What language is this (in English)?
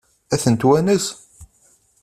Kabyle